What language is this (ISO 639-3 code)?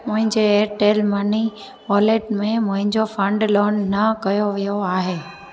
snd